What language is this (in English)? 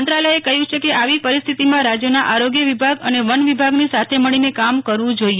Gujarati